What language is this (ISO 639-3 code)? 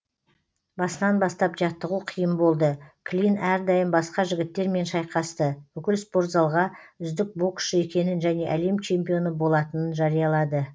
kaz